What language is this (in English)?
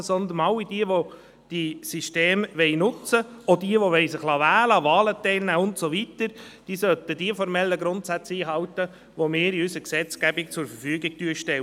Swiss German